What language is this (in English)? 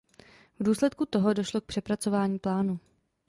Czech